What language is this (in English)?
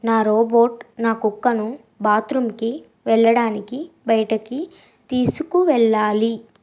Telugu